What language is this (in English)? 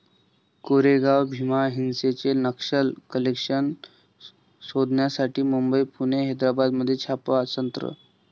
Marathi